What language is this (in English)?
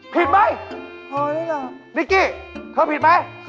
Thai